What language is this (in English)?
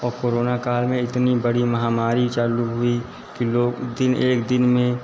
Hindi